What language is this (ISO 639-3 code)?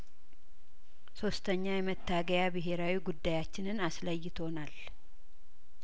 amh